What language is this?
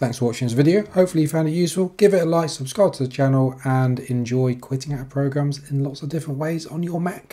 English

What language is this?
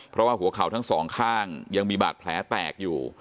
Thai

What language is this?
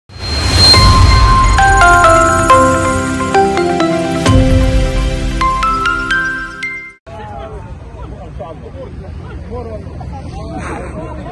Arabic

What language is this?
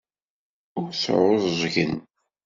Kabyle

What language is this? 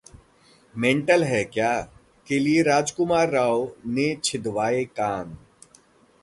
Hindi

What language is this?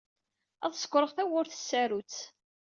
Kabyle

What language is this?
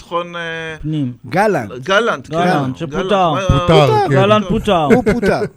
Hebrew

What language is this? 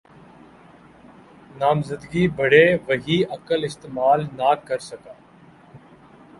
Urdu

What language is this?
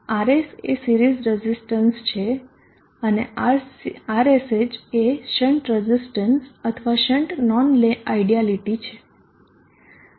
Gujarati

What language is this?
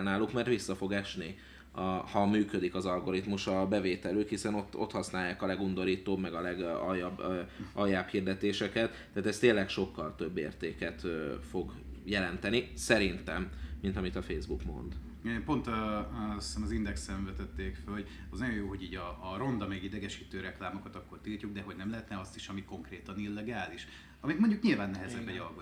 Hungarian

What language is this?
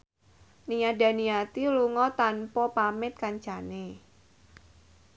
Javanese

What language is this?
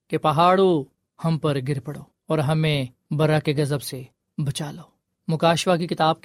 Urdu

